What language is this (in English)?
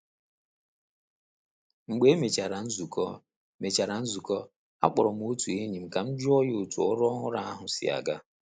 Igbo